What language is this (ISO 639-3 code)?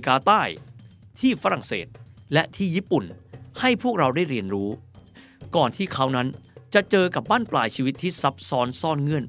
tha